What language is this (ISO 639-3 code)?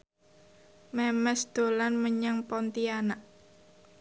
jav